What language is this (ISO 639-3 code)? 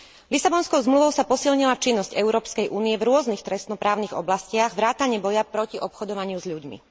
slk